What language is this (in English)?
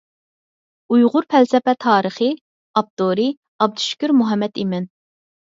Uyghur